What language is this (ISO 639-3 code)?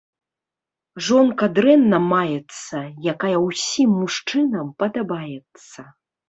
bel